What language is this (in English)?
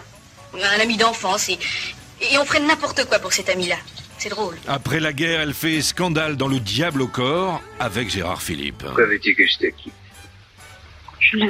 French